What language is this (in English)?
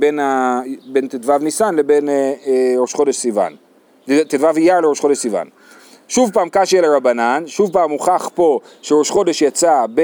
Hebrew